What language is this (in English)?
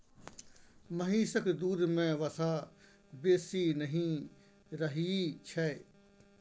Maithili